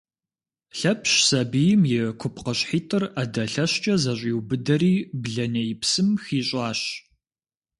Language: Kabardian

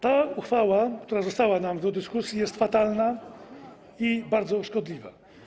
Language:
Polish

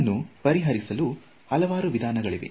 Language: Kannada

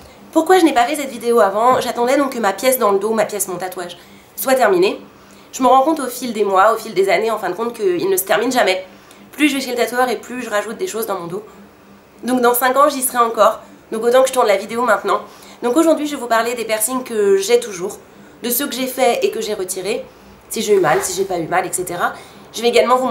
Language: French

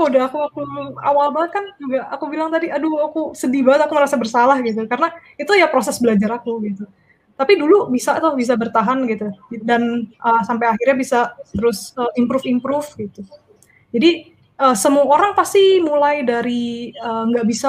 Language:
Indonesian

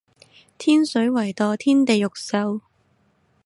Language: Cantonese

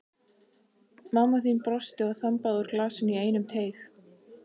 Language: Icelandic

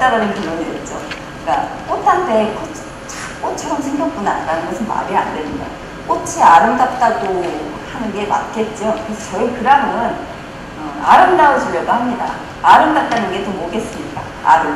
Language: Korean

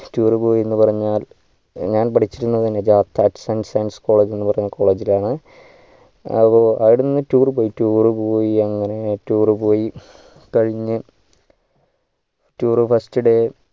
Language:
Malayalam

